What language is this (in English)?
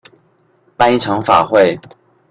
Chinese